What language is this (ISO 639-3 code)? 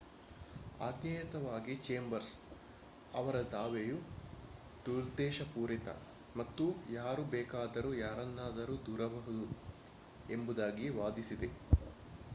kan